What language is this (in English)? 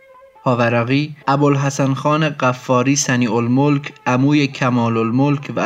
Persian